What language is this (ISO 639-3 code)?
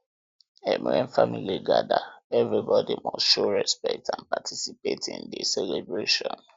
pcm